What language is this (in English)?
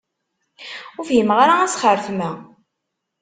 Kabyle